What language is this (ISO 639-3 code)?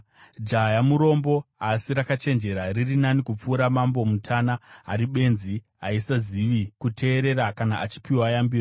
sna